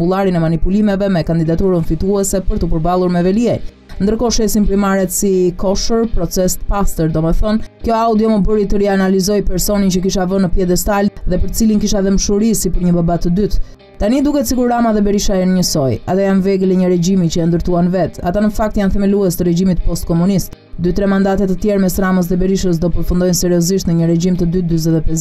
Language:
Romanian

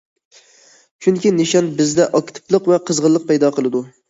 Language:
Uyghur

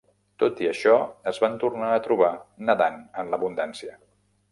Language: Catalan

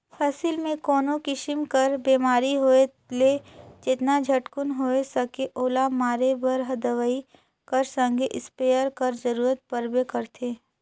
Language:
Chhattisgarhi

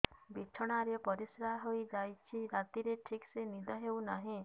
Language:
Odia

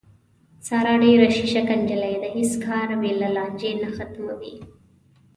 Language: Pashto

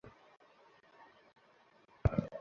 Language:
Bangla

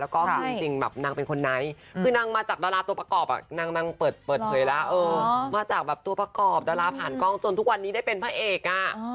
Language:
Thai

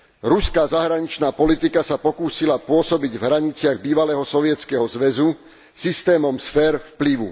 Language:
Slovak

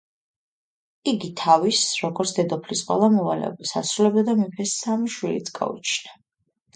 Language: Georgian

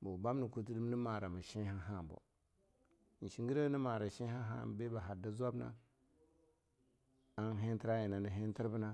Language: Longuda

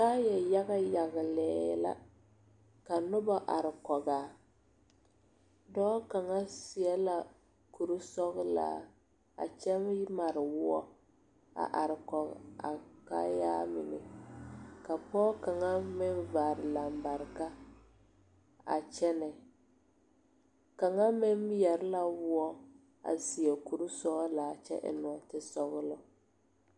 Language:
Southern Dagaare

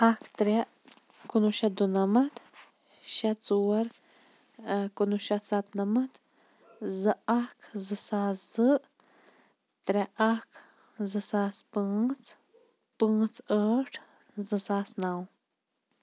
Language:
Kashmiri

